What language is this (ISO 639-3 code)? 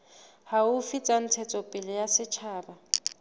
sot